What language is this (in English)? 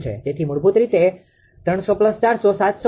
Gujarati